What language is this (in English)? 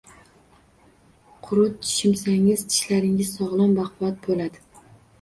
Uzbek